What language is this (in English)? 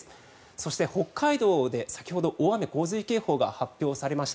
Japanese